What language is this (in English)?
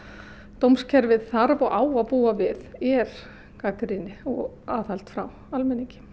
Icelandic